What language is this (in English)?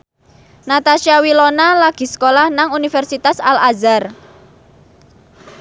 Javanese